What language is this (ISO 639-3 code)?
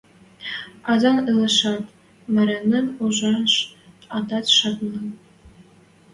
mrj